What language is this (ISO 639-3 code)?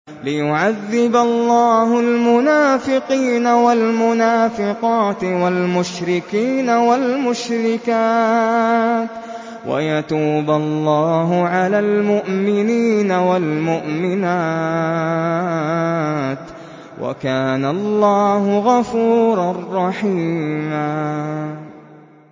ara